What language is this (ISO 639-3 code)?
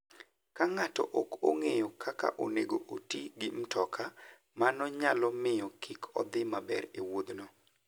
luo